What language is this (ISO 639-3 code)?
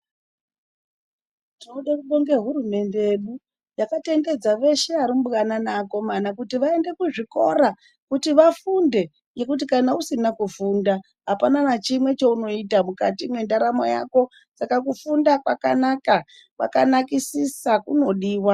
ndc